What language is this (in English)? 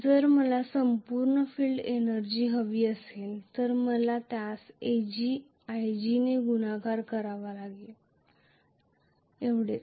Marathi